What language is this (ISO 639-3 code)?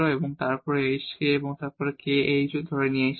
ben